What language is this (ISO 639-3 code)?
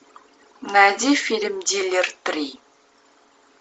rus